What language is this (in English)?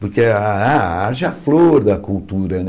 Portuguese